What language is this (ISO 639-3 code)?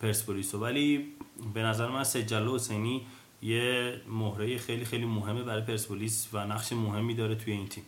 fas